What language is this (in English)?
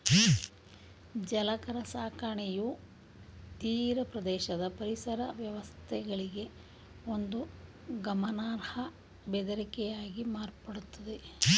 Kannada